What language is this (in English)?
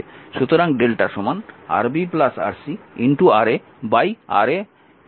Bangla